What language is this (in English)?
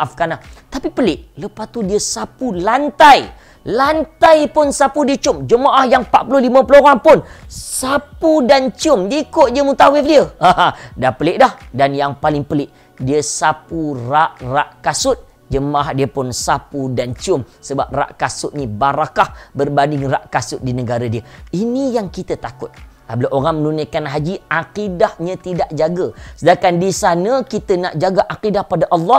Malay